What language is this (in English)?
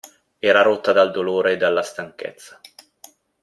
Italian